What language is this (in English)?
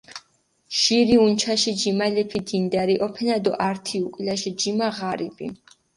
Mingrelian